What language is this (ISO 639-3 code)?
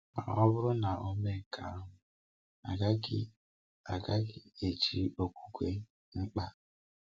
ibo